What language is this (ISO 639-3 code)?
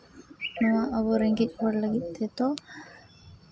sat